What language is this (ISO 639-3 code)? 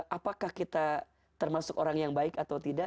ind